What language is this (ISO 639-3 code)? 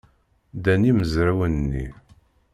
kab